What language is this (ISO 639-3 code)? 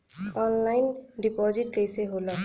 bho